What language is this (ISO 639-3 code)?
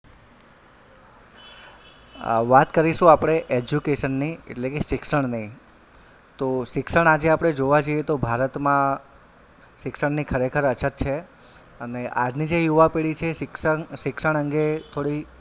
guj